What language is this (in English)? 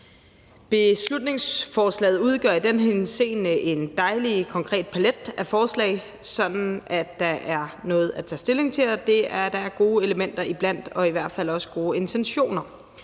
Danish